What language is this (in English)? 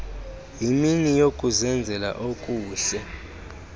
Xhosa